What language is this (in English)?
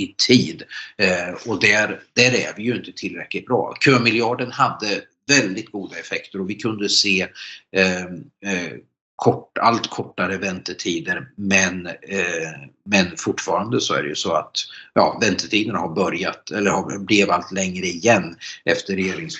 Swedish